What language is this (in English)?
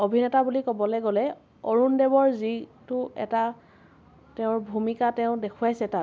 Assamese